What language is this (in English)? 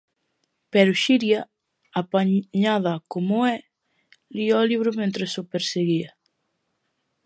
Galician